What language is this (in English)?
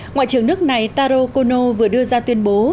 Vietnamese